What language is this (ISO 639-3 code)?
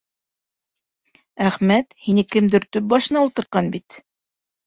bak